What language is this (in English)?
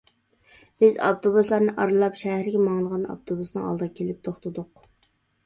Uyghur